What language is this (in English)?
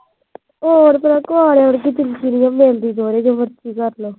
Punjabi